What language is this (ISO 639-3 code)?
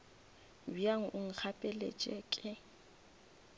nso